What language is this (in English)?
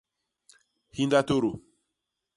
Basaa